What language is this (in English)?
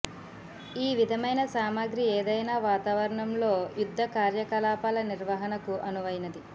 Telugu